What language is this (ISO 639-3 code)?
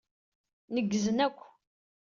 kab